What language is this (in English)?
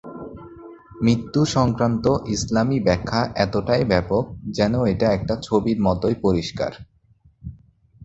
Bangla